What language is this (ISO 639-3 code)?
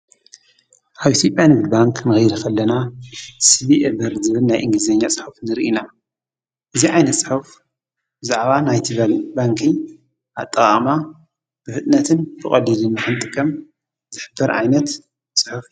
tir